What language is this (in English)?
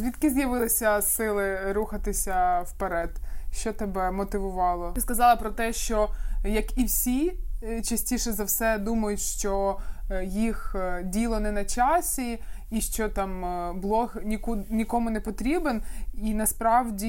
Ukrainian